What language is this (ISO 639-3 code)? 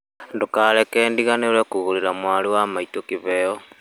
kik